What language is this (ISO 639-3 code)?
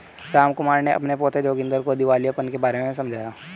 hin